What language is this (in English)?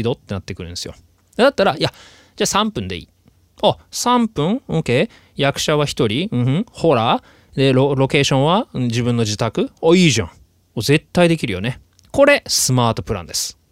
Japanese